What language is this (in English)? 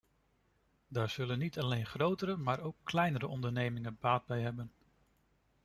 Dutch